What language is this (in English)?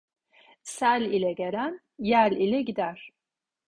Turkish